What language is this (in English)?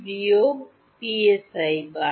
Bangla